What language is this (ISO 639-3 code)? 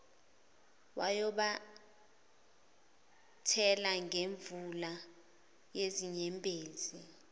zul